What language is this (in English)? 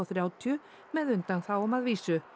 Icelandic